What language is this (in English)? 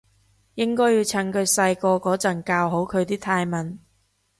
Cantonese